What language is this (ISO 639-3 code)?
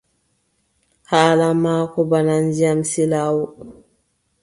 fub